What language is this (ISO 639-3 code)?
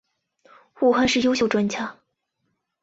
zho